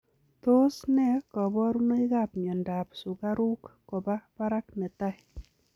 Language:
Kalenjin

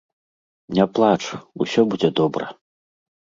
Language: Belarusian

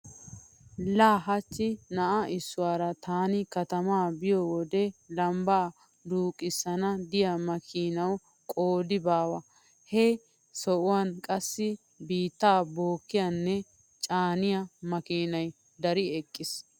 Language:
Wolaytta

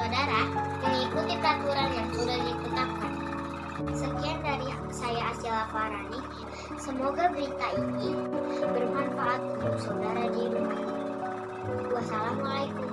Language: Indonesian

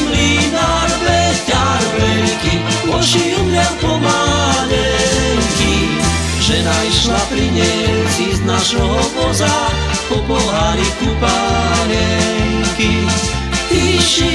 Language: Slovak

